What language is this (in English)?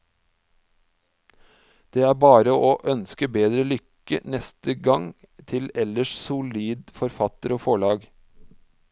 Norwegian